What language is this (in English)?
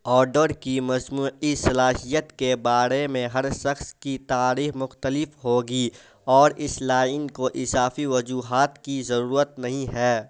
Urdu